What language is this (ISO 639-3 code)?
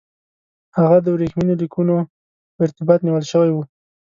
pus